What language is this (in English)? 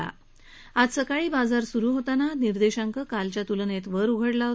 Marathi